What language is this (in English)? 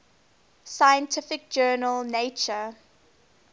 English